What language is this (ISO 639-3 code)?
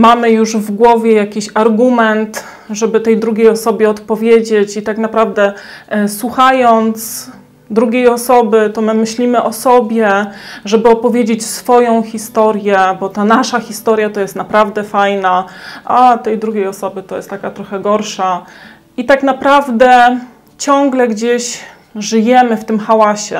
pol